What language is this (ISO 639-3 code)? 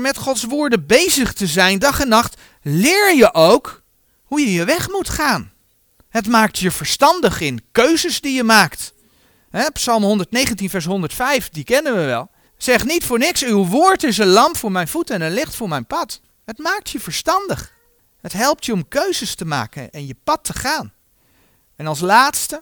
nld